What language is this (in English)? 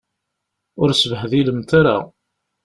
Kabyle